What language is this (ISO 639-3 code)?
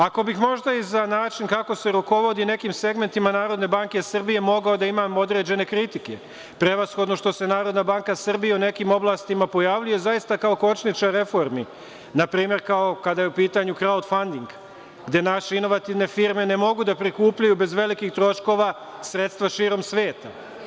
srp